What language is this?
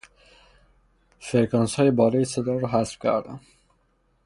Persian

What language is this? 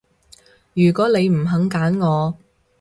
Cantonese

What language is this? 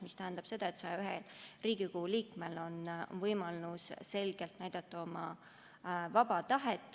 Estonian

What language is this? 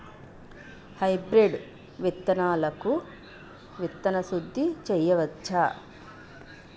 Telugu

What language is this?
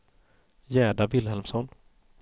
Swedish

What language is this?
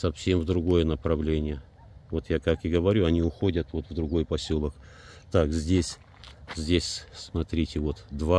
Russian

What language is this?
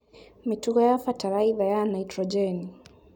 Kikuyu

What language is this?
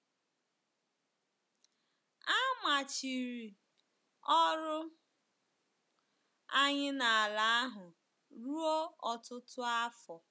Igbo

